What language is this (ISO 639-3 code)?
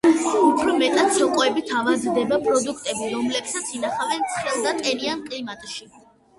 kat